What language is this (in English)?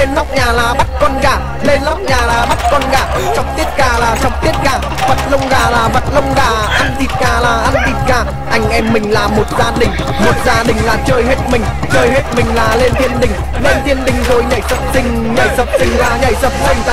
Vietnamese